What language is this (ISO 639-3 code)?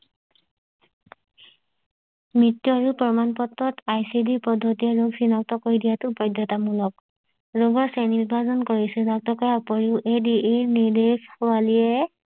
asm